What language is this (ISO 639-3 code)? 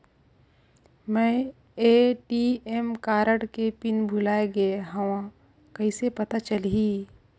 hne